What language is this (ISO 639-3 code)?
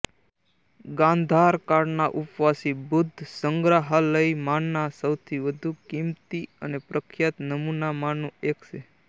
guj